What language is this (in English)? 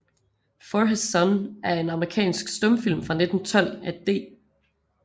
Danish